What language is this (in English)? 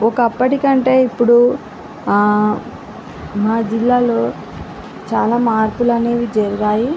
Telugu